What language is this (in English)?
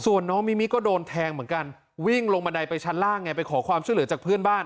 Thai